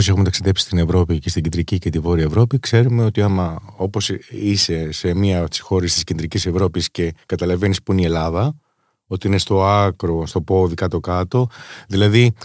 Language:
Greek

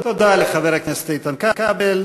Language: Hebrew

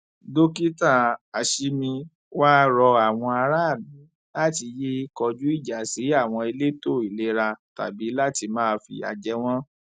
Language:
Yoruba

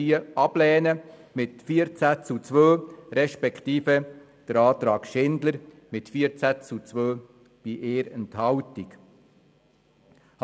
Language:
Swiss German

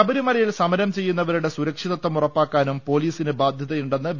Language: Malayalam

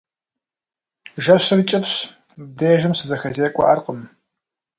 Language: Kabardian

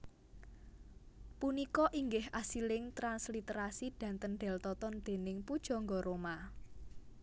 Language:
Javanese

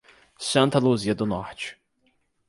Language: Portuguese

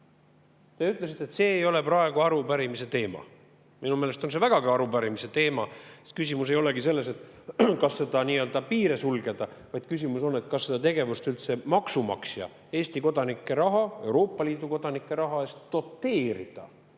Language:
Estonian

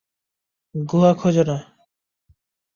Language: Bangla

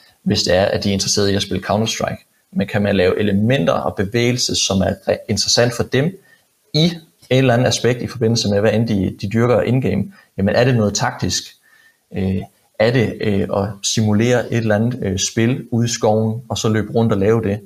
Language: Danish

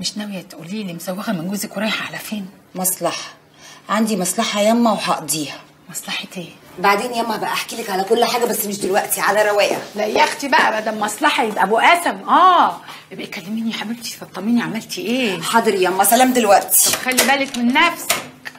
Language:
Arabic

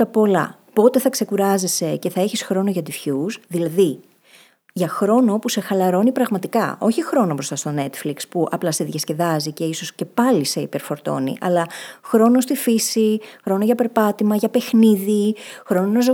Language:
Greek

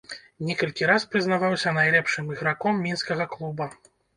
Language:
Belarusian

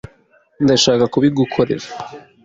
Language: Kinyarwanda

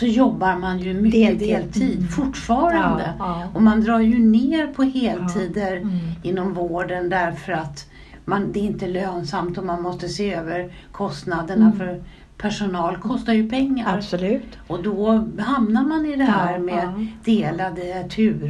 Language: Swedish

